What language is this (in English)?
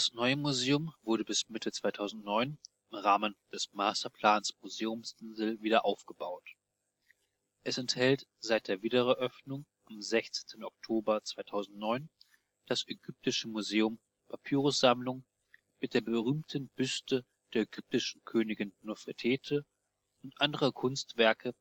German